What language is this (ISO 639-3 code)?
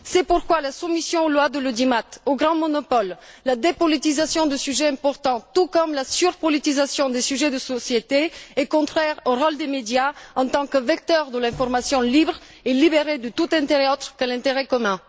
fra